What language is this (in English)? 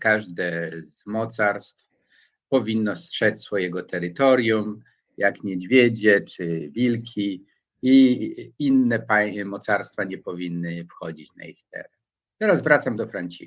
Polish